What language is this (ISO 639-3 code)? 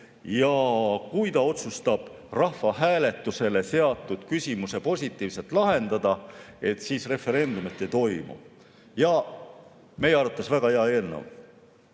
est